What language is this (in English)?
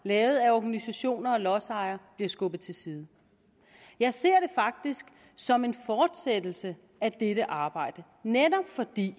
Danish